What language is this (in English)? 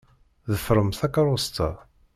Kabyle